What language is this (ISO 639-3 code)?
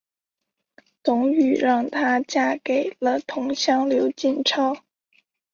zho